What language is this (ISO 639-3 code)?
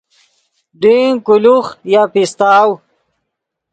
ydg